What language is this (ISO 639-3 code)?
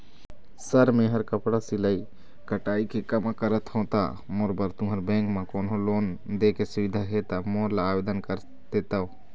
hne